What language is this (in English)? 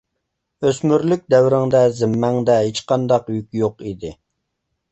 Uyghur